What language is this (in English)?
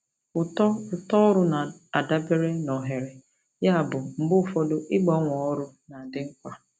Igbo